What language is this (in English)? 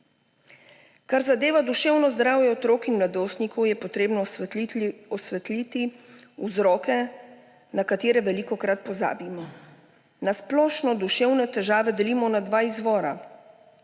Slovenian